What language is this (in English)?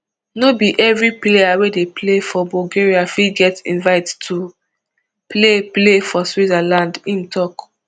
Nigerian Pidgin